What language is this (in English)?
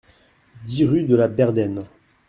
French